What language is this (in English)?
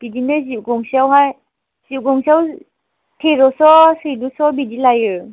Bodo